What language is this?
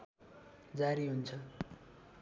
Nepali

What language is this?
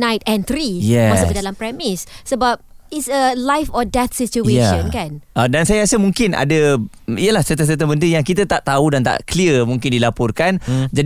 Malay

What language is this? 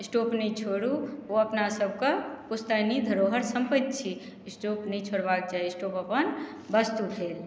Maithili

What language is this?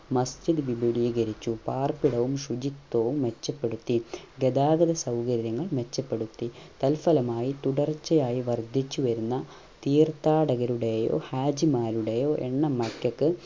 Malayalam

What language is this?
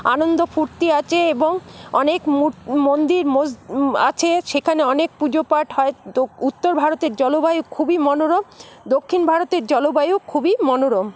Bangla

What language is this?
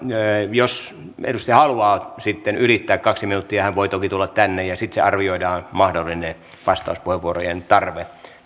Finnish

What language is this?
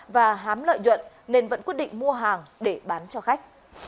Vietnamese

